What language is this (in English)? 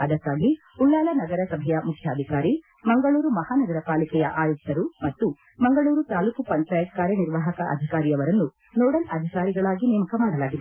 Kannada